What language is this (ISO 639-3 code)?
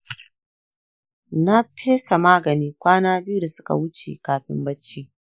hau